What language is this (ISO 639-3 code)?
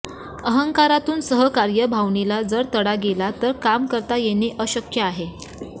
mar